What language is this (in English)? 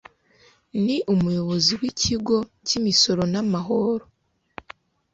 Kinyarwanda